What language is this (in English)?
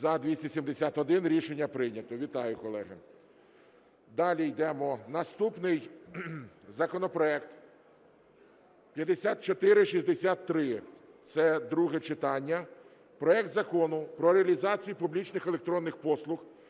Ukrainian